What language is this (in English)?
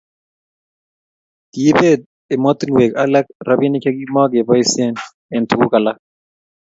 Kalenjin